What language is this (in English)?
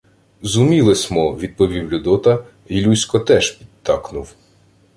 Ukrainian